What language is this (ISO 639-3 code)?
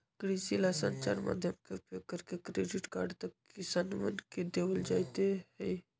mag